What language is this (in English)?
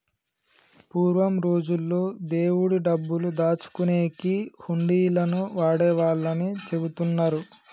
Telugu